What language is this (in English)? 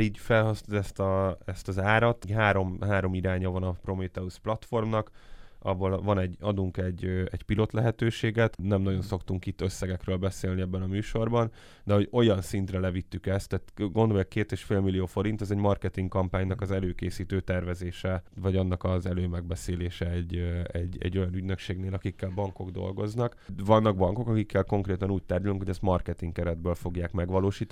Hungarian